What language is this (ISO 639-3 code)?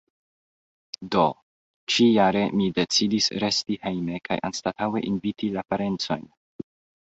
epo